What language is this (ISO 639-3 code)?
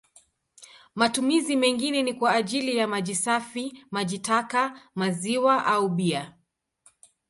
swa